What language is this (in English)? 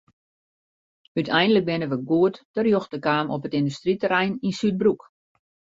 Western Frisian